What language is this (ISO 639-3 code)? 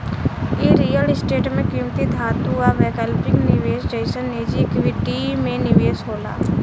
bho